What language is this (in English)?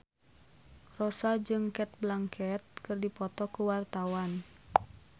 Sundanese